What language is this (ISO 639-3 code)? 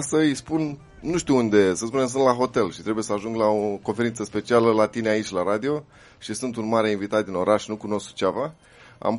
ron